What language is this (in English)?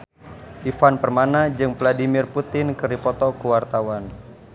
Sundanese